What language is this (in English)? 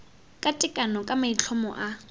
Tswana